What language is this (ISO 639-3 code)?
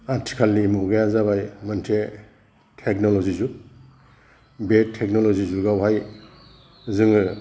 brx